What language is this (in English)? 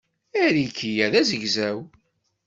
Kabyle